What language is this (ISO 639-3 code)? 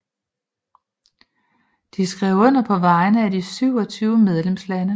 dan